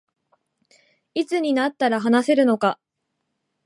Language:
Japanese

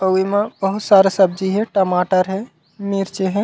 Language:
Chhattisgarhi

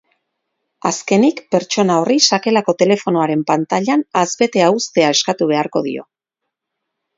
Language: Basque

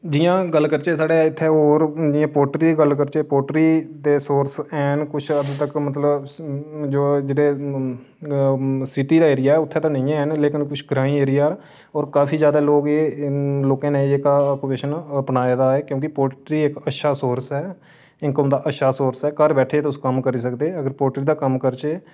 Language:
Dogri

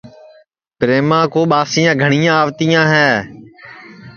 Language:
Sansi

